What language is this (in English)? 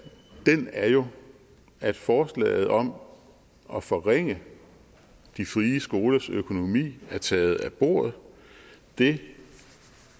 Danish